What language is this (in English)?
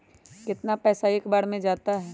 Magahi